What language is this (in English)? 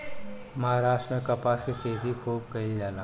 Bhojpuri